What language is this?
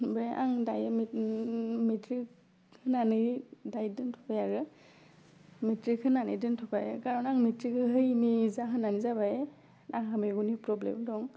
Bodo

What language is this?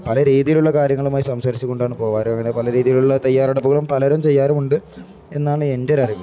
Malayalam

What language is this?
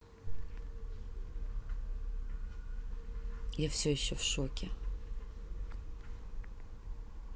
Russian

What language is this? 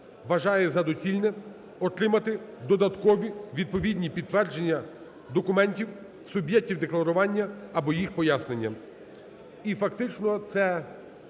Ukrainian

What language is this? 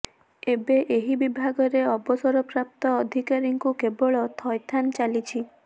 Odia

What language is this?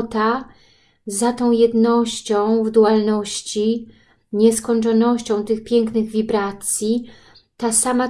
Polish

